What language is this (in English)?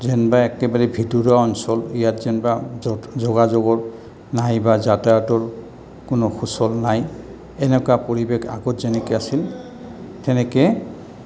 Assamese